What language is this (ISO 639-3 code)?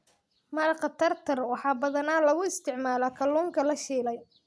som